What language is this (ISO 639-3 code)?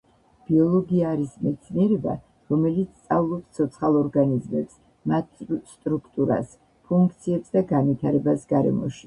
kat